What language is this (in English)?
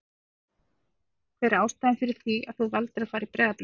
Icelandic